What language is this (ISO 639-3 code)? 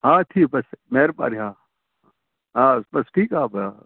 snd